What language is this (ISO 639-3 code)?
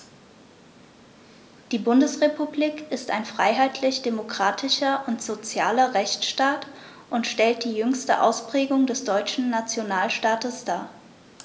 deu